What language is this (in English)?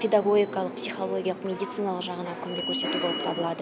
Kazakh